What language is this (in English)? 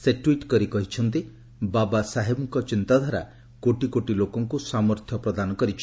Odia